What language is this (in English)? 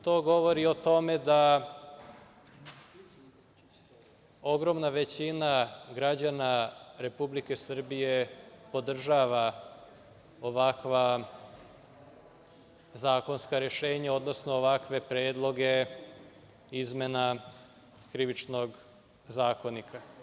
Serbian